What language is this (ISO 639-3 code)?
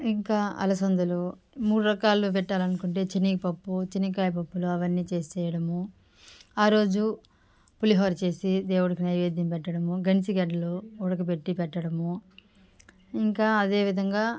tel